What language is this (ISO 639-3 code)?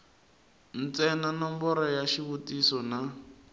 tso